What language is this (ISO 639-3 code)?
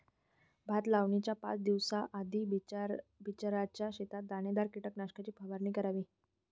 mar